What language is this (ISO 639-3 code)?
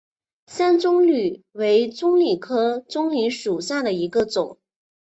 zho